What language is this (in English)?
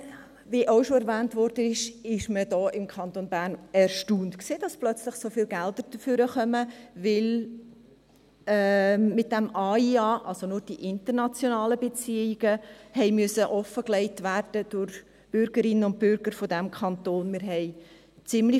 Swiss German